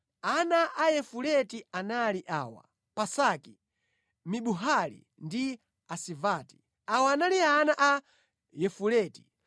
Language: Nyanja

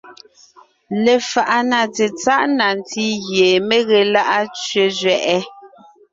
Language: Ngiemboon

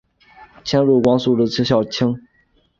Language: Chinese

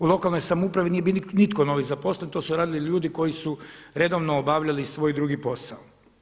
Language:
Croatian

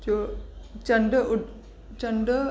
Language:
Sindhi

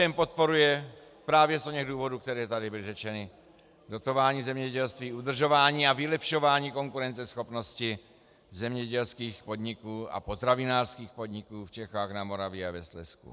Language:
Czech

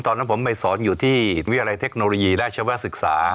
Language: Thai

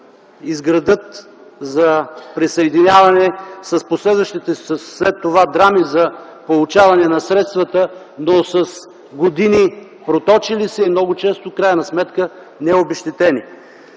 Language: Bulgarian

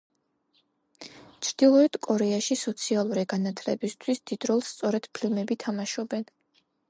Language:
Georgian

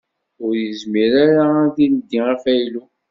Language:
Kabyle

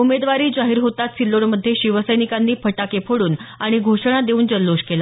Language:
Marathi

